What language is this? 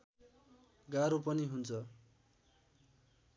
Nepali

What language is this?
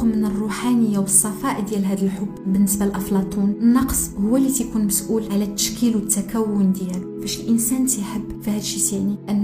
Arabic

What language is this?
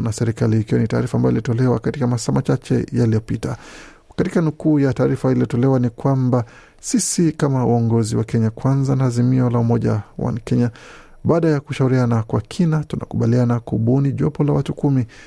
Swahili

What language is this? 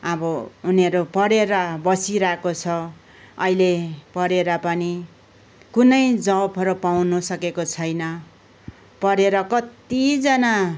Nepali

